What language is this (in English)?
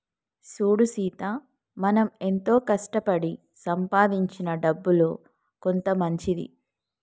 Telugu